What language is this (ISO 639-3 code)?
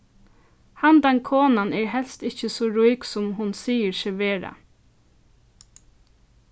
fao